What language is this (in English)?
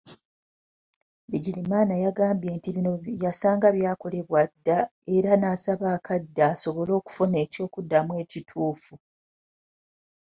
Ganda